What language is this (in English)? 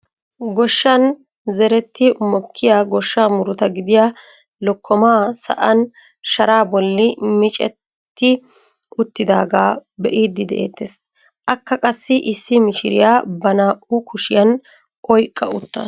Wolaytta